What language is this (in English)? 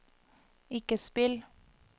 Norwegian